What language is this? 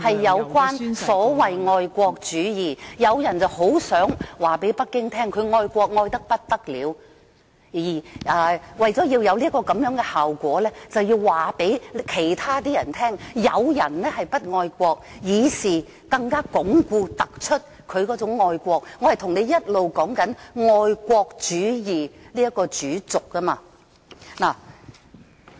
Cantonese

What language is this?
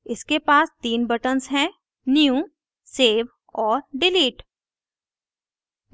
Hindi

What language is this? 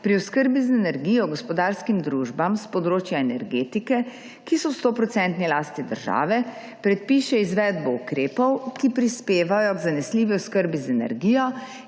Slovenian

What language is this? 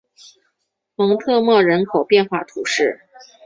Chinese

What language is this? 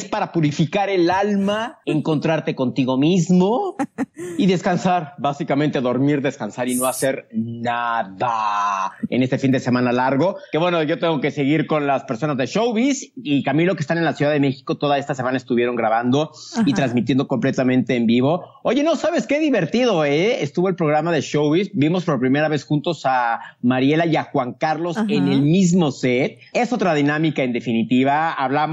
Spanish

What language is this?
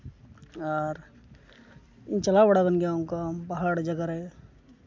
Santali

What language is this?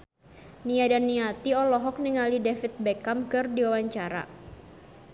Sundanese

